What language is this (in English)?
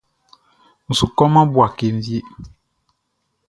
Baoulé